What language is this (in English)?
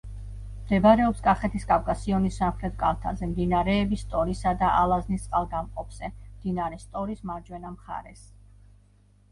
Georgian